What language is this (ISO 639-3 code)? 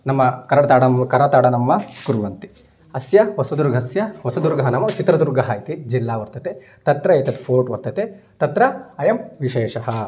san